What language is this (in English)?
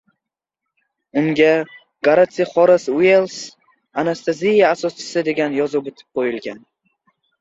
Uzbek